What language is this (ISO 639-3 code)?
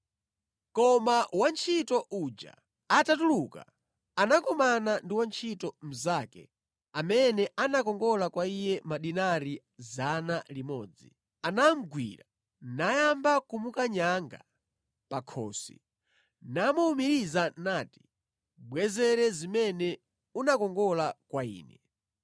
nya